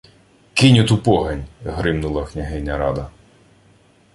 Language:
Ukrainian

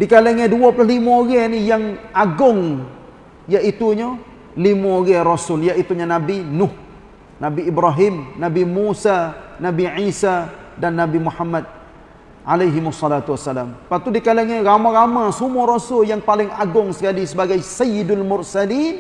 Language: Malay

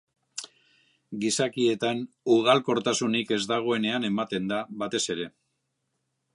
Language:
Basque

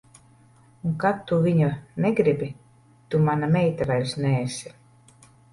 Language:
Latvian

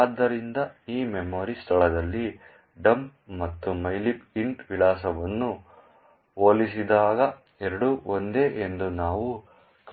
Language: Kannada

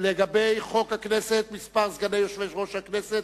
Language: Hebrew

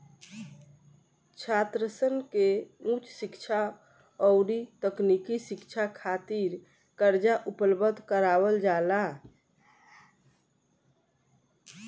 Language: Bhojpuri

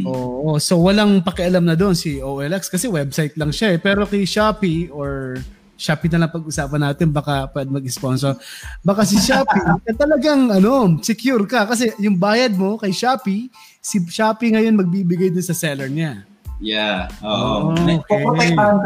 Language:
Filipino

